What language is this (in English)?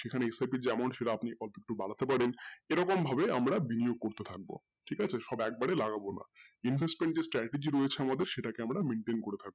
Bangla